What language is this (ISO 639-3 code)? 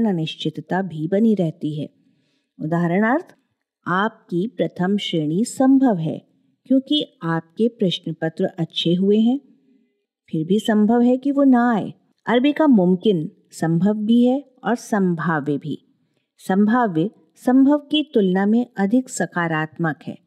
hin